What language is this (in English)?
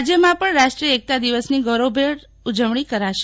Gujarati